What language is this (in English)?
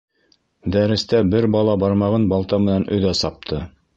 Bashkir